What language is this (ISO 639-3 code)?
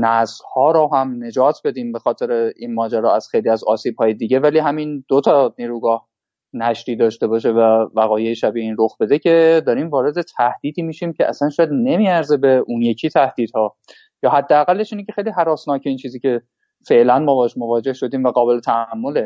fas